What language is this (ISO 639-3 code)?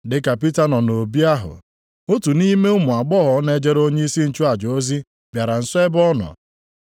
ibo